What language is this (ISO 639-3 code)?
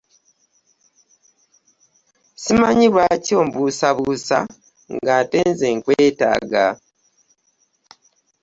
lug